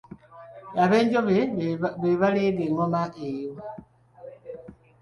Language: Ganda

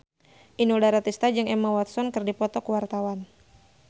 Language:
Sundanese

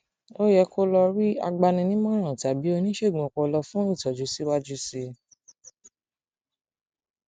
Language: Yoruba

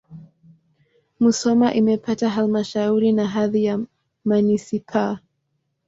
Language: Swahili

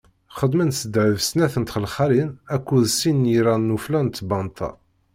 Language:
Kabyle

